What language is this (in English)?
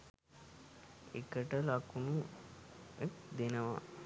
Sinhala